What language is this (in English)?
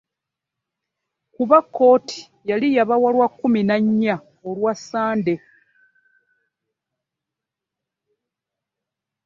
Ganda